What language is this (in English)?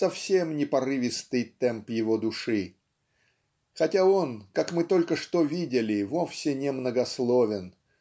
Russian